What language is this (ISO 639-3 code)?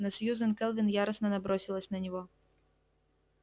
rus